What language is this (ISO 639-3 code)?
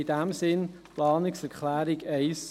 gsw